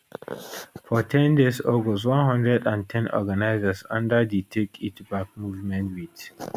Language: Nigerian Pidgin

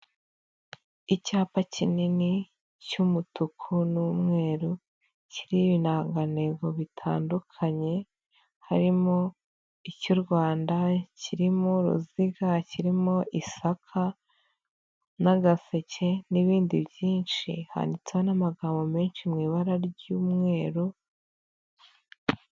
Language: Kinyarwanda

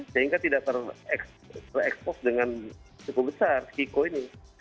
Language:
Indonesian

